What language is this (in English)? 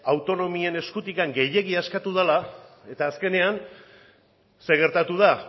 Basque